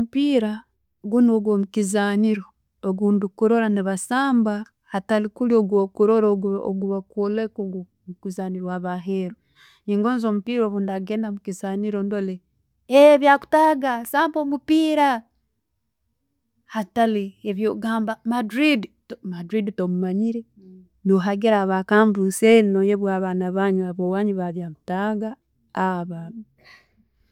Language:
Tooro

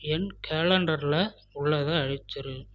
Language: Tamil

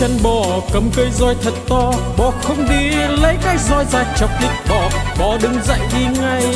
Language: Vietnamese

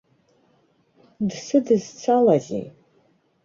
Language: Abkhazian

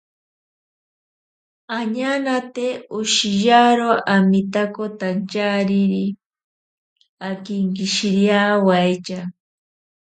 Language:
Ashéninka Perené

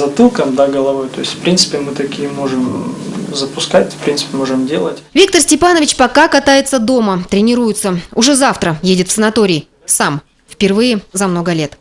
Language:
Russian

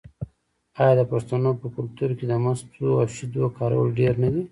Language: Pashto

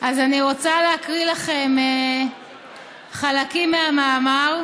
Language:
Hebrew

